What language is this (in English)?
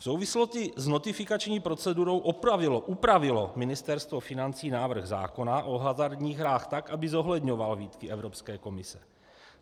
Czech